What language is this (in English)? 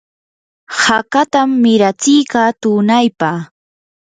Yanahuanca Pasco Quechua